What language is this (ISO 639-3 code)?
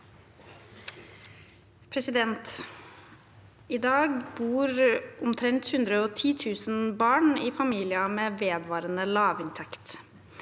nor